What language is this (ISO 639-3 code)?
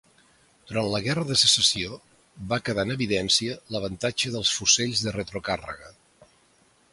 cat